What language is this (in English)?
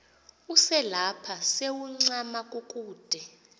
Xhosa